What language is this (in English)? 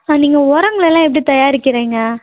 Tamil